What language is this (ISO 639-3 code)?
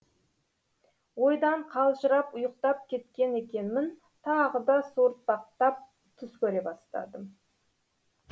kaz